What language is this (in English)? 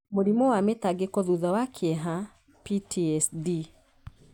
Kikuyu